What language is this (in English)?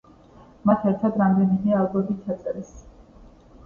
Georgian